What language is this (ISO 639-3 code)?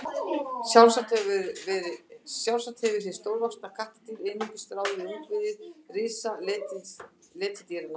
isl